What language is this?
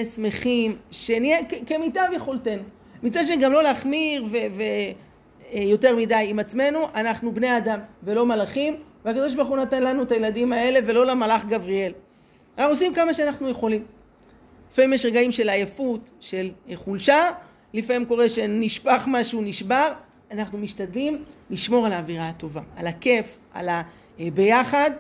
Hebrew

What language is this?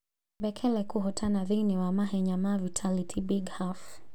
Kikuyu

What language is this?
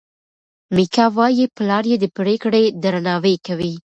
Pashto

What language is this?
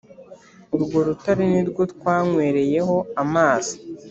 Kinyarwanda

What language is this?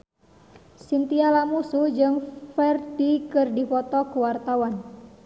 Sundanese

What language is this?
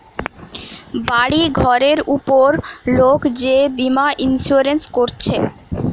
Bangla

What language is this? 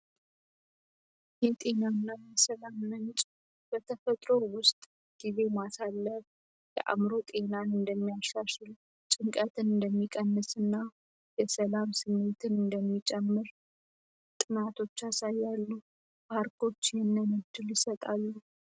Amharic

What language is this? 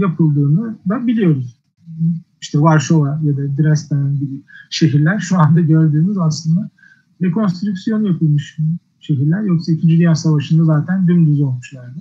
Turkish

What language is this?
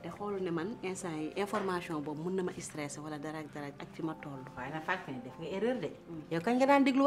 Indonesian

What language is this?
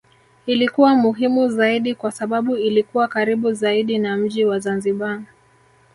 Swahili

